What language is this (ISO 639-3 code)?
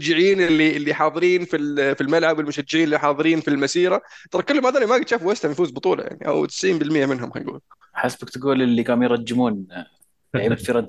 ara